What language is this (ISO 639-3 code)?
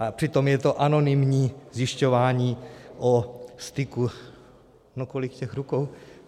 ces